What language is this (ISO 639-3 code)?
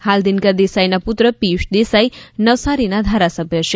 guj